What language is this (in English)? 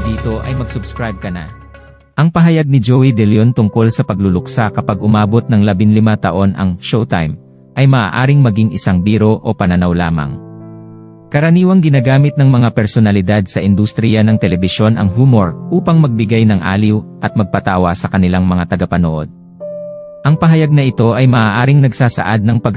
Filipino